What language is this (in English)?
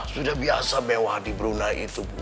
Indonesian